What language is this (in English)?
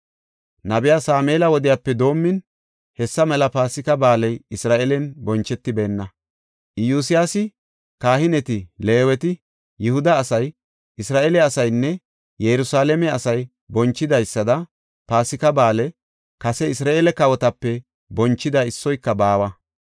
Gofa